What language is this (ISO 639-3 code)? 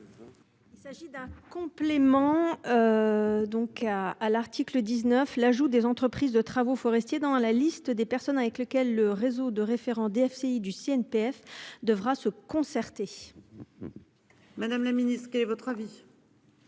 fra